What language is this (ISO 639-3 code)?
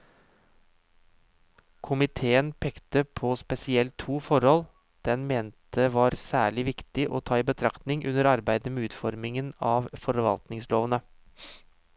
nor